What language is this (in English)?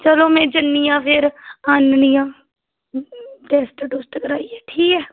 Dogri